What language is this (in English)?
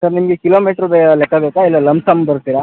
Kannada